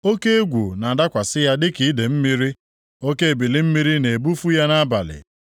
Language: Igbo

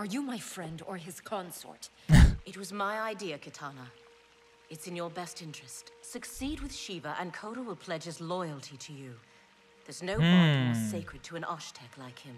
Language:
Turkish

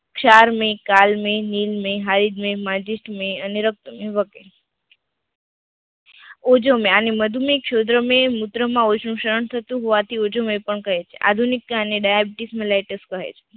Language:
Gujarati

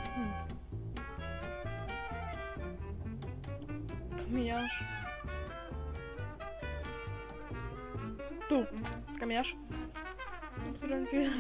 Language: Polish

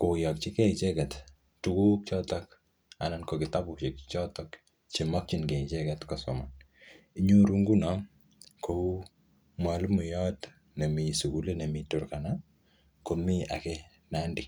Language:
Kalenjin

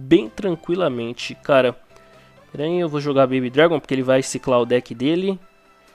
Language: Portuguese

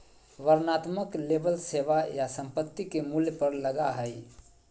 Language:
Magahi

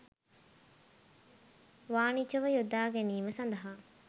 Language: Sinhala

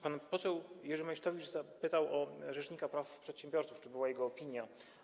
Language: Polish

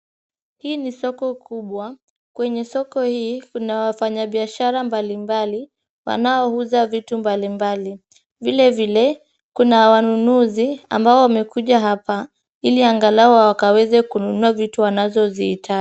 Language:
Swahili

